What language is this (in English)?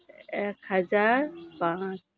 Santali